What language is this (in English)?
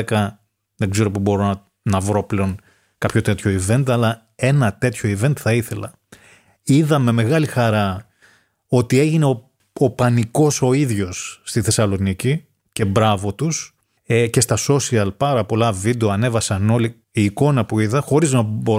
Greek